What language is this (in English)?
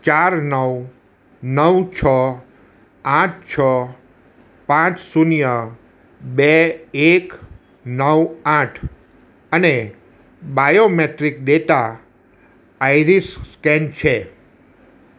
Gujarati